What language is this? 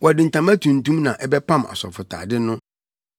Akan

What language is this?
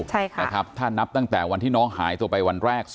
Thai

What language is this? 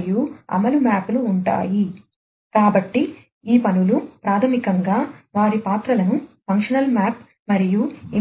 Telugu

